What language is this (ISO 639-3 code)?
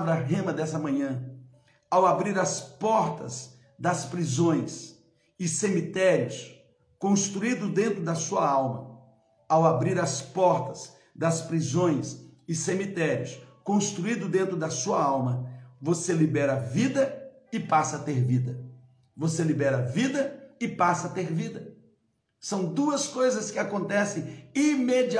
por